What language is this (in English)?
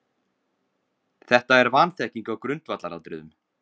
Icelandic